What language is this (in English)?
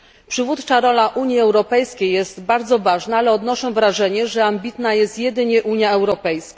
Polish